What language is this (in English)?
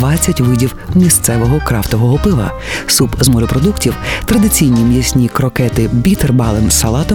Ukrainian